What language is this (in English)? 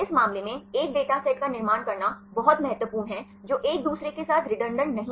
Hindi